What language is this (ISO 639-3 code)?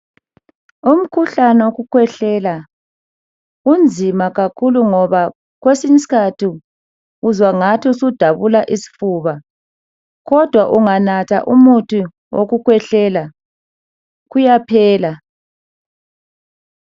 nde